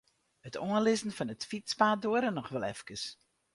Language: Western Frisian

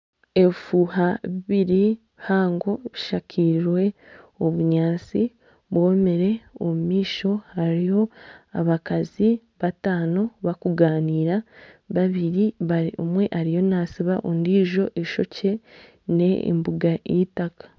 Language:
Nyankole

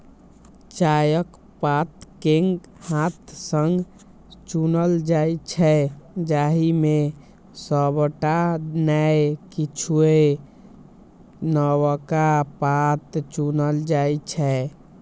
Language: Maithili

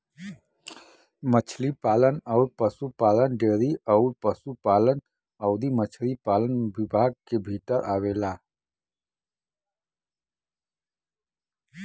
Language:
Bhojpuri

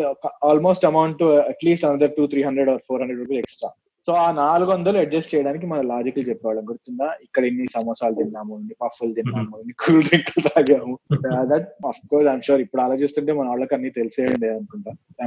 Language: Telugu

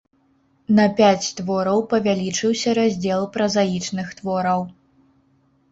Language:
Belarusian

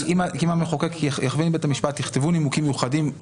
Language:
Hebrew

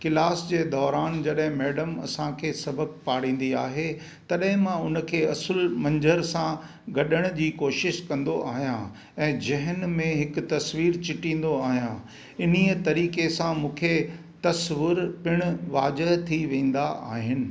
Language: Sindhi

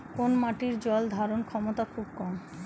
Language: Bangla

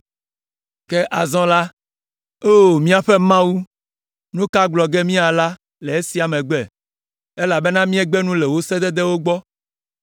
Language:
Ewe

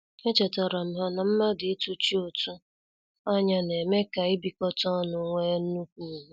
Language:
Igbo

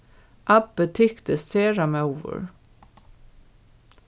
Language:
Faroese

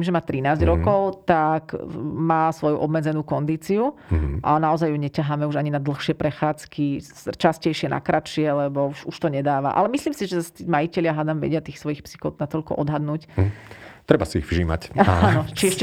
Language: Slovak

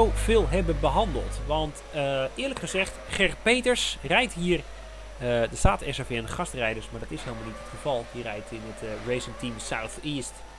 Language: Dutch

